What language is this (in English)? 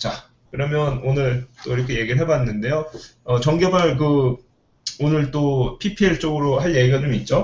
Korean